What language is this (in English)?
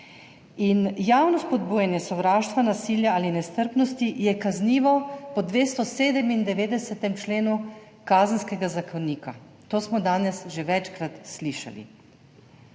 Slovenian